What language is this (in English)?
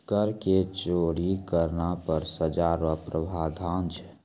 Maithili